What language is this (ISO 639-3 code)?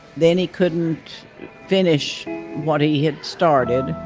eng